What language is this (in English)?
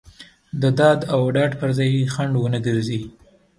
Pashto